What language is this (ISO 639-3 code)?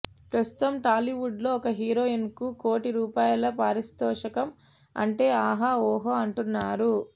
tel